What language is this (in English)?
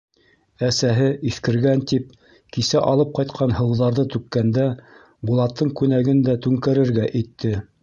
Bashkir